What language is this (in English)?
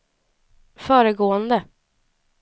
Swedish